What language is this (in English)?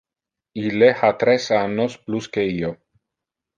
Interlingua